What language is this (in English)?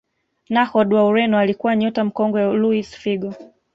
Swahili